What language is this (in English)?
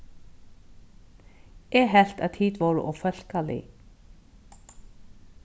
Faroese